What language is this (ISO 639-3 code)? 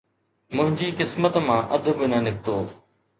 snd